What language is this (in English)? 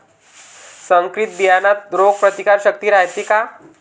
Marathi